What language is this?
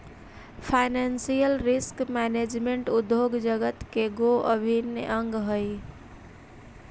Magahi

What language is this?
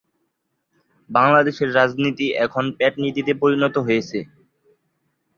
Bangla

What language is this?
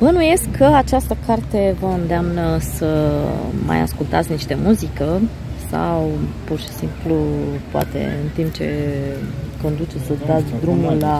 Romanian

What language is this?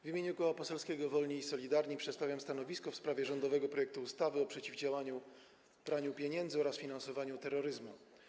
Polish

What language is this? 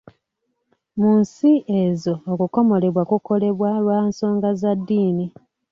Ganda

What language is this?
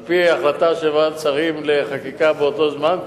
Hebrew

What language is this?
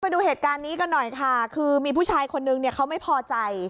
Thai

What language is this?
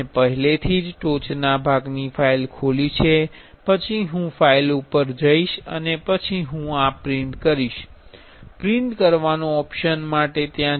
Gujarati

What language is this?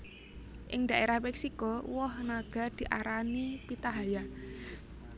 Javanese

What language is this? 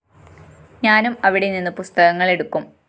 Malayalam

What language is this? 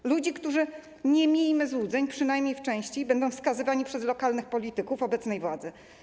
Polish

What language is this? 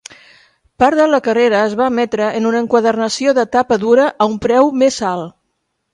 Catalan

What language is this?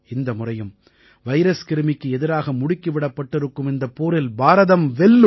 Tamil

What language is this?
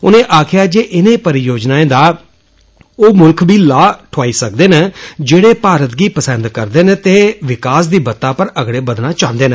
Dogri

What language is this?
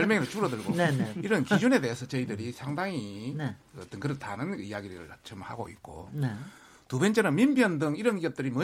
Korean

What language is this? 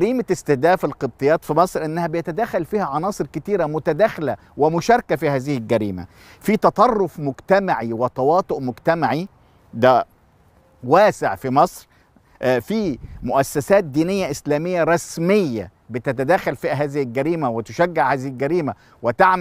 Arabic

